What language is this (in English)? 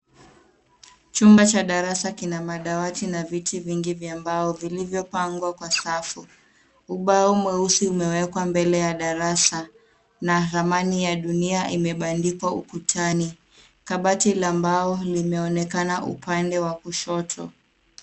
Swahili